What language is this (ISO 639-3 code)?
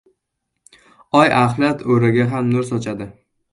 uzb